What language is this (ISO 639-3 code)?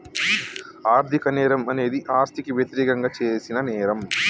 tel